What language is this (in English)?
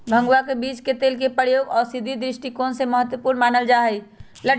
Magahi